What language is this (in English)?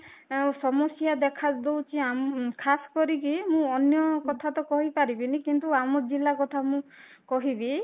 Odia